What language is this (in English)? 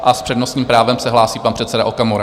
Czech